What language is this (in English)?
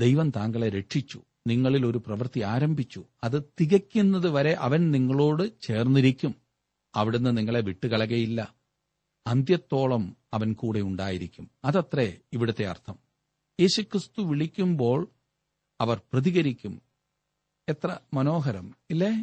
Malayalam